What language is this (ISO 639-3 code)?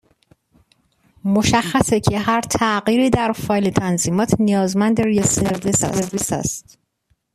fas